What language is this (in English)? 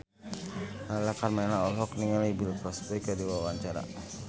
Sundanese